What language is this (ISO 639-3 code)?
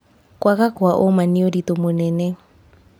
kik